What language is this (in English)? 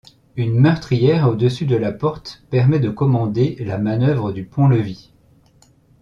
French